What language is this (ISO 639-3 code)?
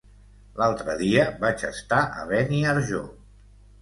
cat